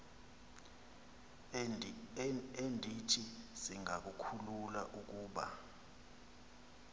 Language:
Xhosa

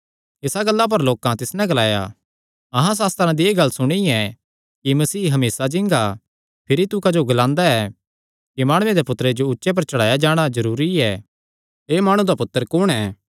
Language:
Kangri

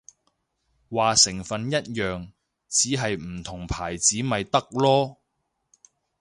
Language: Cantonese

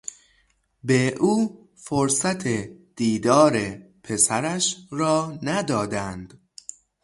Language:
Persian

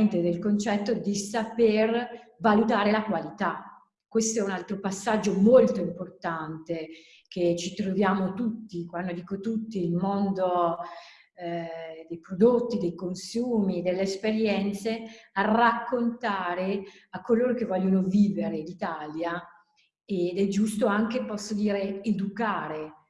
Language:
Italian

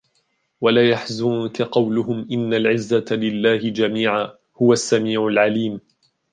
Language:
Arabic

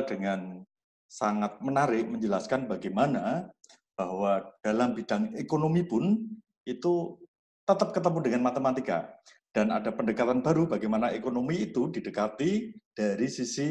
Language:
Indonesian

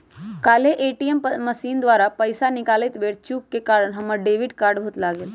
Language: Magahi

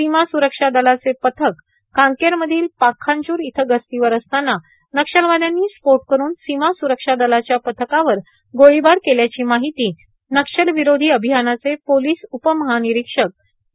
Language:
Marathi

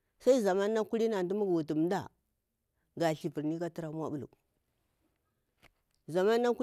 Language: Bura-Pabir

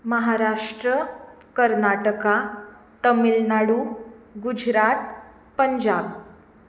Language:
Konkani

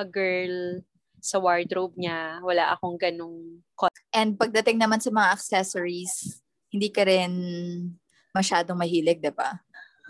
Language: Filipino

